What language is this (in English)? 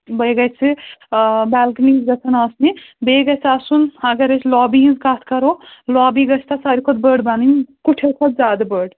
Kashmiri